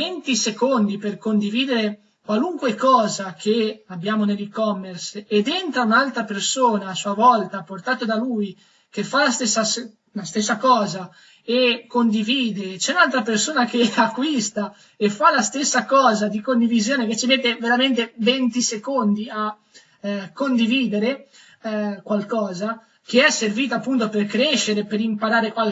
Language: Italian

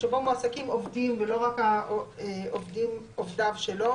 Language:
Hebrew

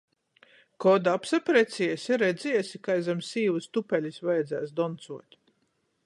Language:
Latgalian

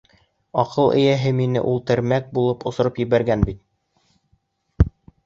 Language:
Bashkir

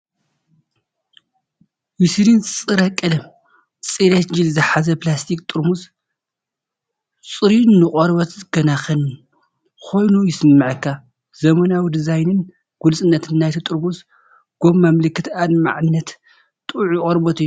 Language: Tigrinya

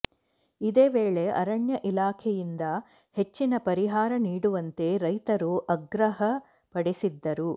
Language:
Kannada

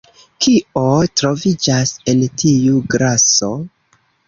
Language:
Esperanto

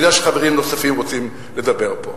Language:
Hebrew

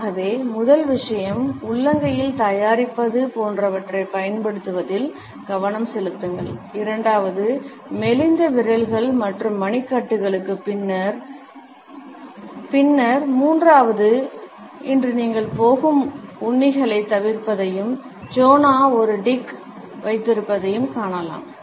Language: Tamil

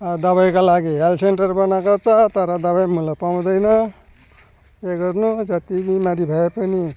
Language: Nepali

